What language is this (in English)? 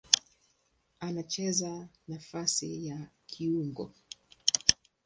Swahili